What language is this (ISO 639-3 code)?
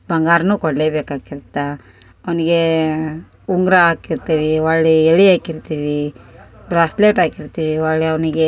kan